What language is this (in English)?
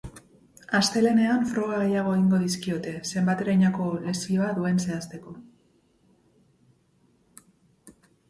Basque